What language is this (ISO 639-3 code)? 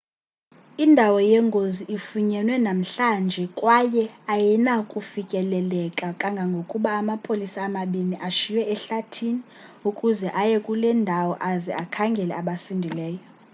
xho